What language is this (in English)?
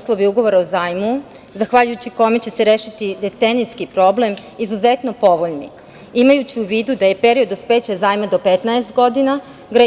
Serbian